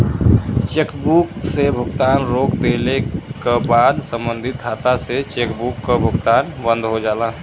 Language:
Bhojpuri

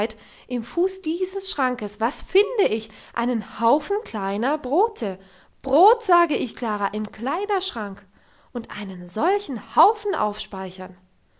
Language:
German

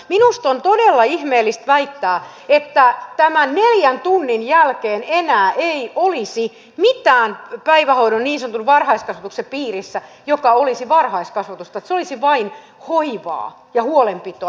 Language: Finnish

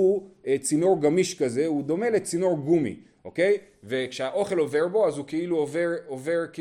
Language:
Hebrew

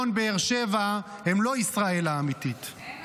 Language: Hebrew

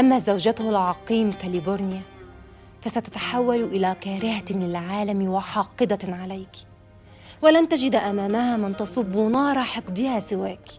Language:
Arabic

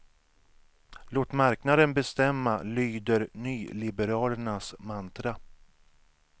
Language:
Swedish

